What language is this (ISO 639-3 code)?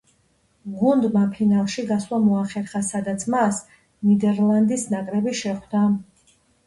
kat